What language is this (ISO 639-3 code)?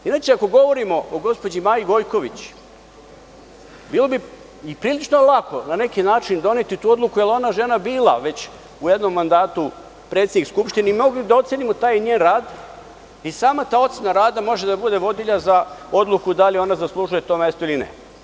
srp